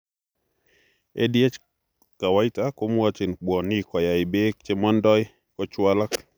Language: Kalenjin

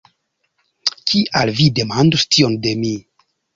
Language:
Esperanto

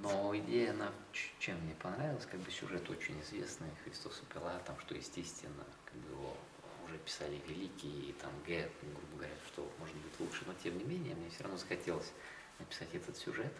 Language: Russian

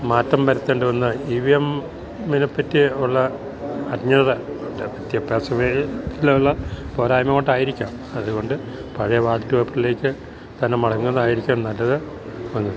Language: Malayalam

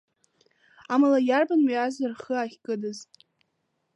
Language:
Abkhazian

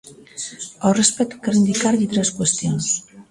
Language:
Galician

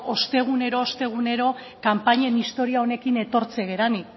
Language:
Basque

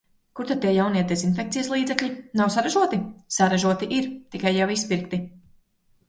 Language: Latvian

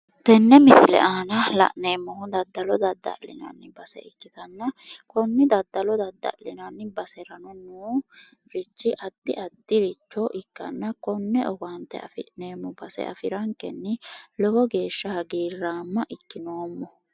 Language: Sidamo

